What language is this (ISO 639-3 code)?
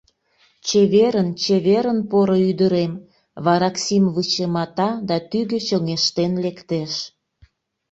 chm